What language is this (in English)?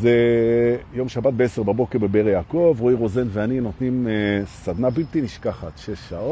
Hebrew